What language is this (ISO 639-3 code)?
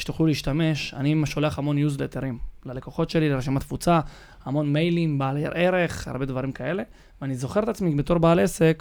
heb